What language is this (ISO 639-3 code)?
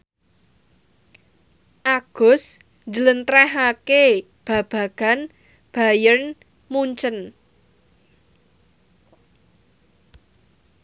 jav